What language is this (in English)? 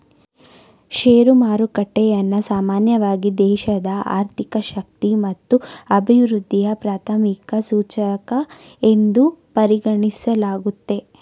Kannada